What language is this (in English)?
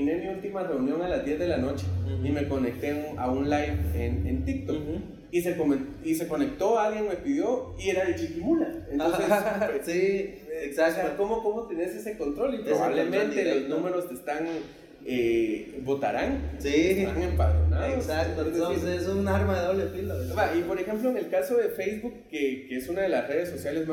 Spanish